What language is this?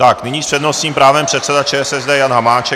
Czech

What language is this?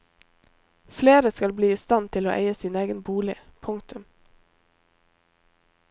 Norwegian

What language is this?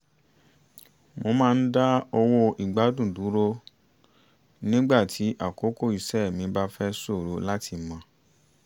Yoruba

